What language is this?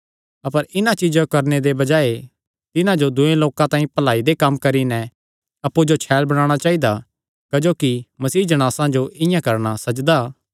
Kangri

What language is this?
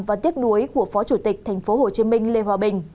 Vietnamese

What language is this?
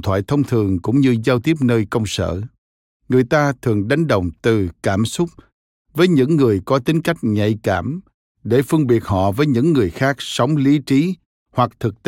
Vietnamese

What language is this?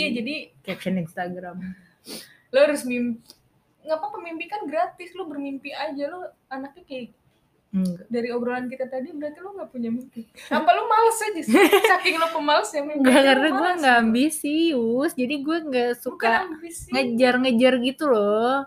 Indonesian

